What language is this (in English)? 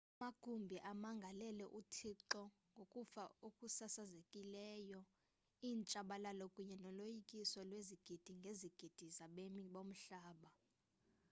Xhosa